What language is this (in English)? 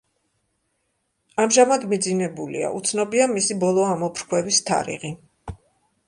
Georgian